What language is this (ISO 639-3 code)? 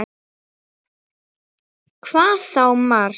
isl